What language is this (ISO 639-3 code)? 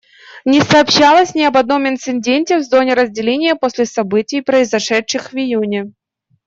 rus